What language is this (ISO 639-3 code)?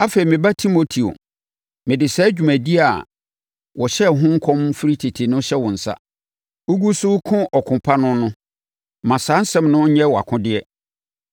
aka